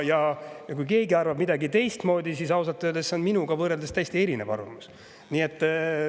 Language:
Estonian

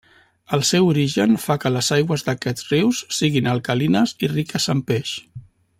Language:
Catalan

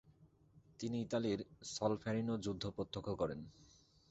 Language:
Bangla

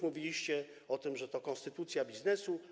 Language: Polish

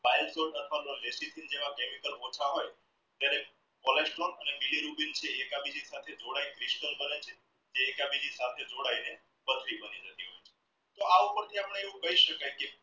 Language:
Gujarati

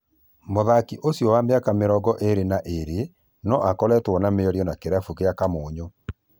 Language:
Kikuyu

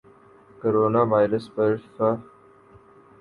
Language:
Urdu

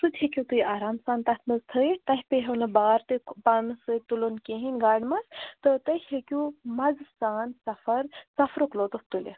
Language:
Kashmiri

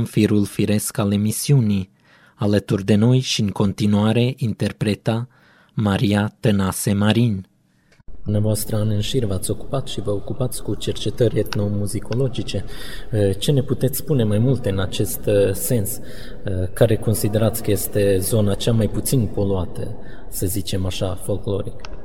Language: Romanian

